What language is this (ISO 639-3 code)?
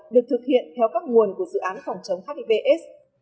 vie